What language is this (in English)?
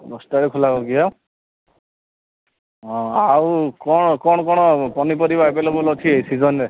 Odia